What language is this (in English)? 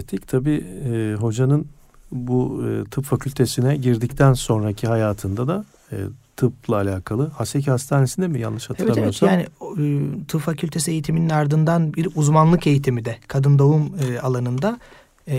Turkish